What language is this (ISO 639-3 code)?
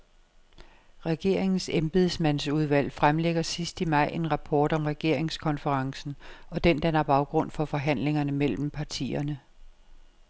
dan